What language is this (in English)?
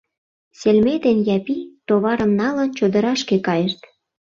Mari